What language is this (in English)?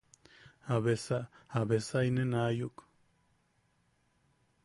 Yaqui